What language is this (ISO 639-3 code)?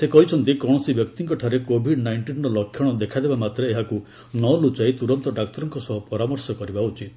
ori